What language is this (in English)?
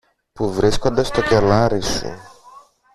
Greek